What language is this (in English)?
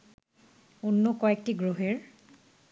Bangla